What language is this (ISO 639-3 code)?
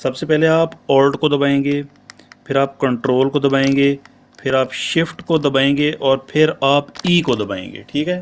urd